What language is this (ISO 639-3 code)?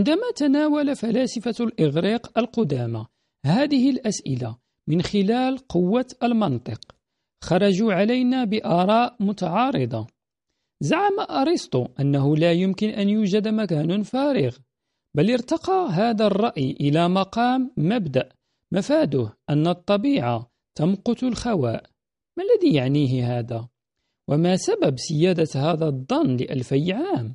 ara